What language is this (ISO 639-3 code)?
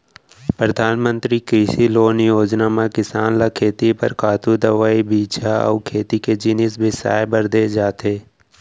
hne